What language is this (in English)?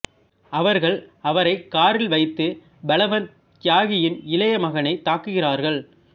Tamil